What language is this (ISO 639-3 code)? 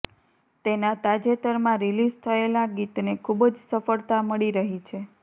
guj